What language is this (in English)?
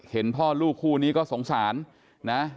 Thai